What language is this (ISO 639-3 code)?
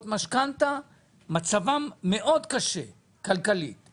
heb